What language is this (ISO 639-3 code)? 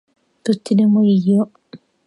jpn